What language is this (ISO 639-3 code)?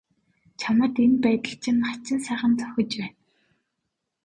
mon